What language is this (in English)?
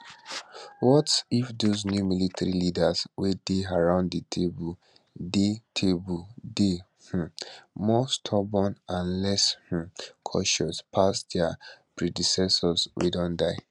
Nigerian Pidgin